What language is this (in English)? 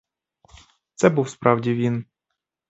Ukrainian